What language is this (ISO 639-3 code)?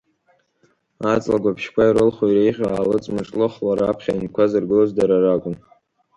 abk